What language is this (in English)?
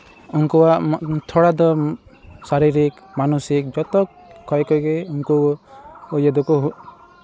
Santali